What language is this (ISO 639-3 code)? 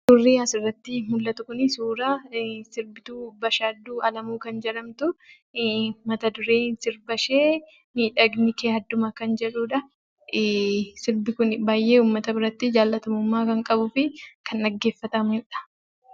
orm